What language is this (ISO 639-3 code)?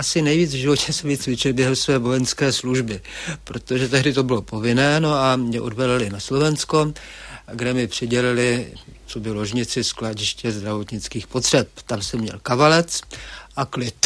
ces